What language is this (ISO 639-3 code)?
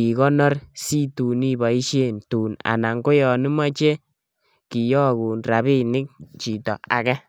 kln